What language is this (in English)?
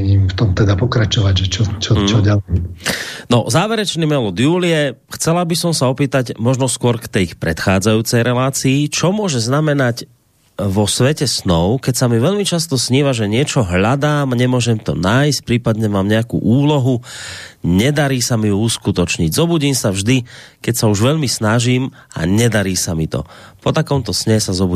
Slovak